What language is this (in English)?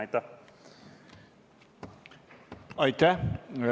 Estonian